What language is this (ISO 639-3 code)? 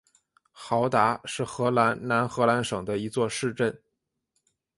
zho